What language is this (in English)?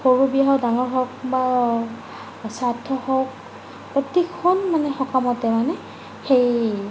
Assamese